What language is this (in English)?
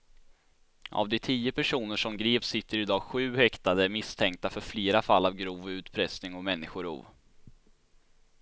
Swedish